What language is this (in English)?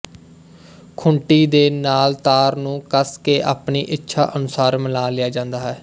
Punjabi